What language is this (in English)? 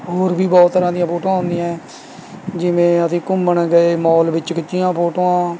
Punjabi